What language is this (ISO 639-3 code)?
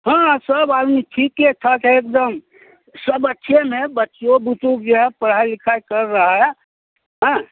hin